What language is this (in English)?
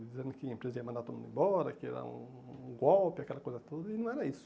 Portuguese